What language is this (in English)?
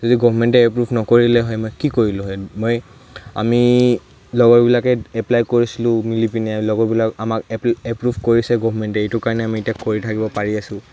Assamese